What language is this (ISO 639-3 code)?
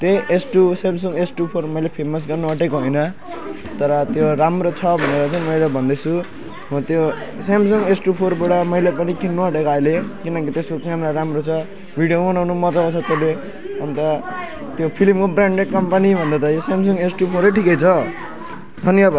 nep